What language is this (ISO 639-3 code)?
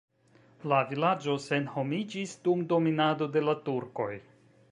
epo